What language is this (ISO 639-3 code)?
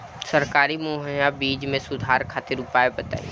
bho